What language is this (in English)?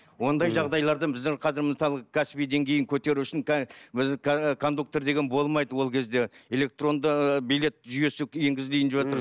Kazakh